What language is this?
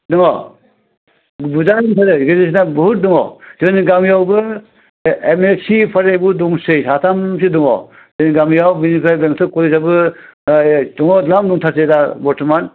Bodo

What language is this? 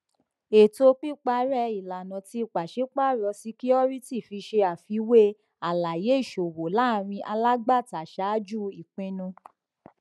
Yoruba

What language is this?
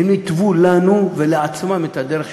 Hebrew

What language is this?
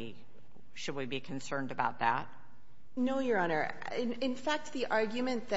English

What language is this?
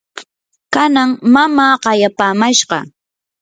Yanahuanca Pasco Quechua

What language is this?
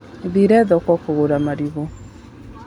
Kikuyu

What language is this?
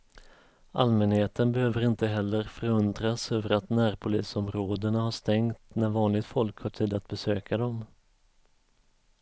Swedish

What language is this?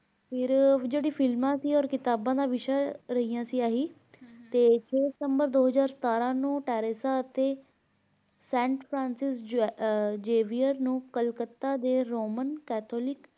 Punjabi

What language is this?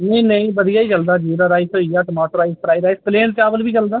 Dogri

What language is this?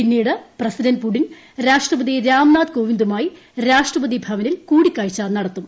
Malayalam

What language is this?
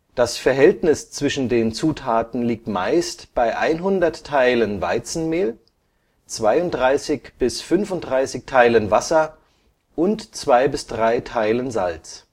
German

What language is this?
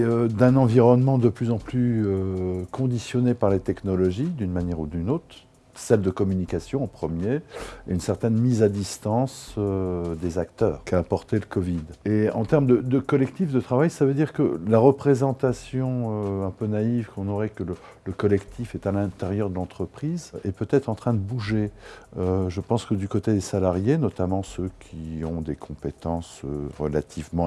French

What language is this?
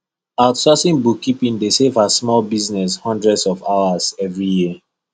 Nigerian Pidgin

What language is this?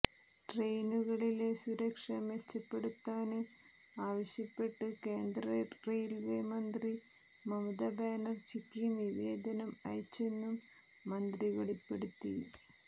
Malayalam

